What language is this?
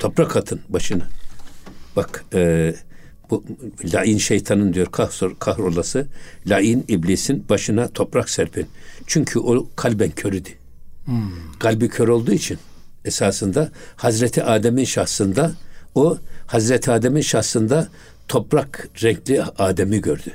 Turkish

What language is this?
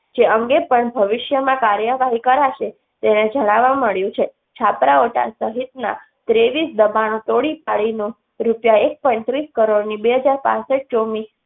Gujarati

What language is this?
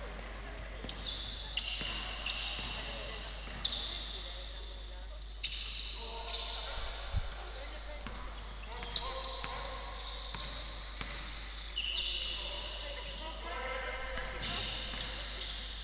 Greek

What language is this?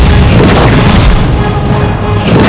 Indonesian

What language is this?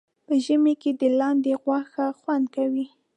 Pashto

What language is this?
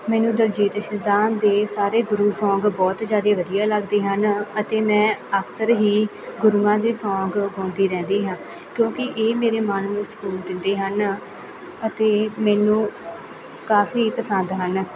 Punjabi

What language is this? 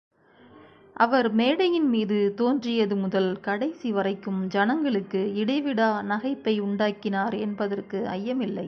Tamil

